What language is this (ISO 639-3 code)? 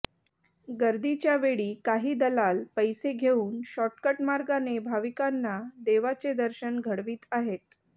mar